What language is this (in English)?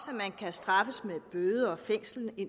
Danish